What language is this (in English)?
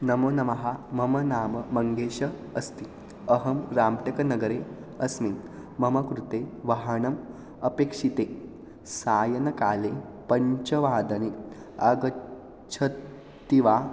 Sanskrit